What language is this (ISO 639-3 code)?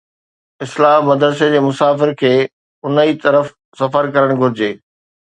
snd